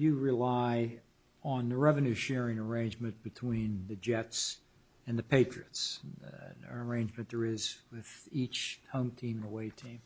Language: English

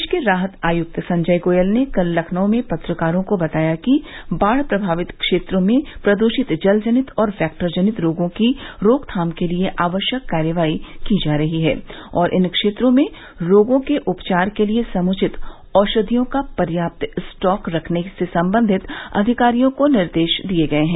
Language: Hindi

